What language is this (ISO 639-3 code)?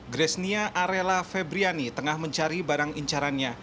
ind